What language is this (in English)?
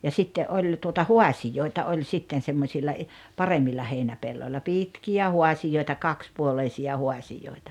Finnish